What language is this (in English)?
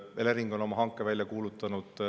Estonian